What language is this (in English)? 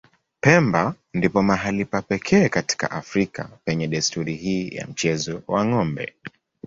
Swahili